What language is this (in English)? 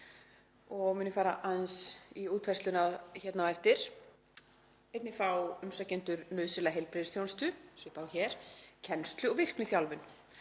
Icelandic